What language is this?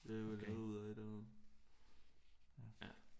Danish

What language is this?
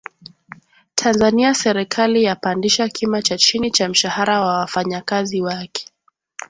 Swahili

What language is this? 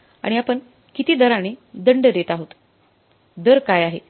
Marathi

